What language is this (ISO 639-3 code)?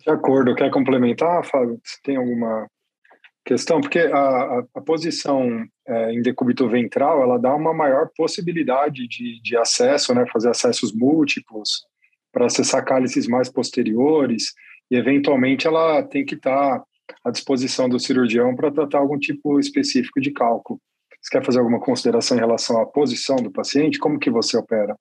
por